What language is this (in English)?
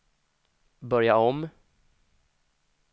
Swedish